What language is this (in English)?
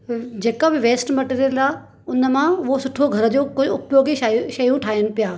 Sindhi